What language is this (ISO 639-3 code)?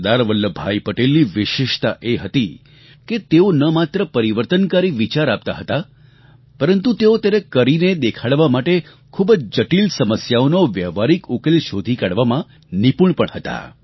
guj